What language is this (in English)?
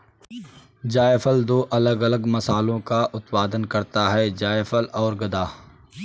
Hindi